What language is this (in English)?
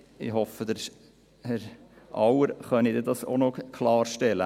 Swiss German